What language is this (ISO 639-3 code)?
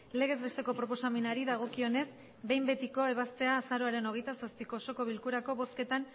eus